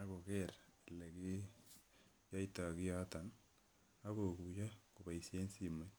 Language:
Kalenjin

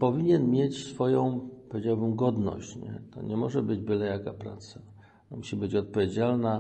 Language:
Polish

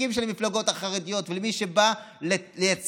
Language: Hebrew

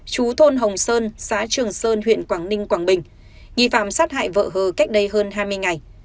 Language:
Vietnamese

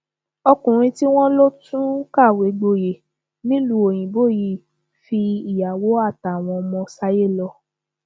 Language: Yoruba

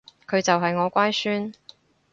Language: Cantonese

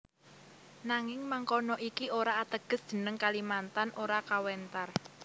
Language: Javanese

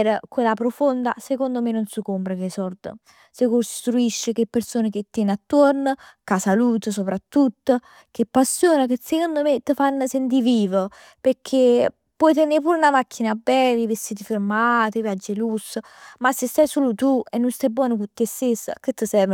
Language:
Neapolitan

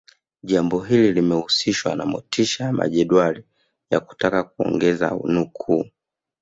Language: Swahili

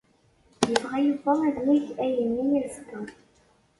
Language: Kabyle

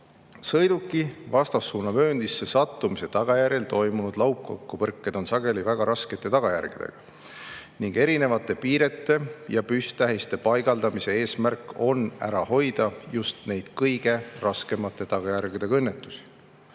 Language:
Estonian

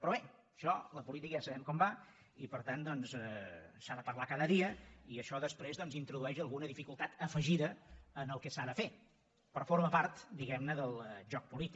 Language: Catalan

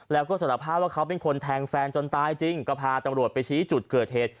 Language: Thai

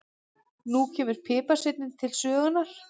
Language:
Icelandic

